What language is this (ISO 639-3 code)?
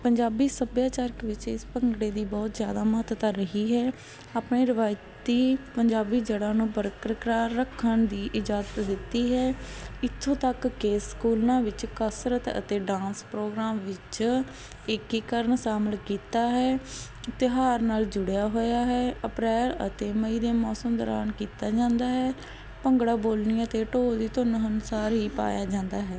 pan